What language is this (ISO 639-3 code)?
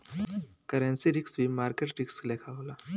bho